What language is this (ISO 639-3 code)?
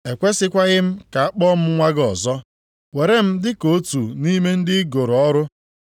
ibo